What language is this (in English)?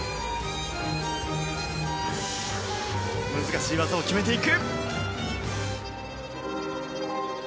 Japanese